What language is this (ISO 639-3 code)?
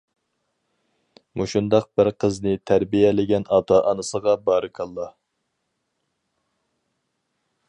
uig